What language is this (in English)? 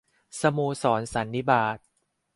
Thai